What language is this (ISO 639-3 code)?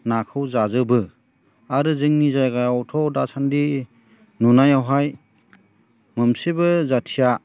brx